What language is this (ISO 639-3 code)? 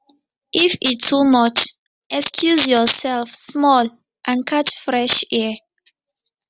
pcm